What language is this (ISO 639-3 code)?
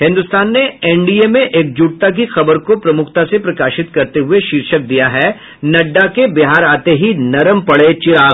hin